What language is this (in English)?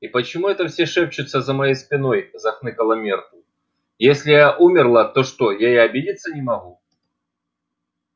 Russian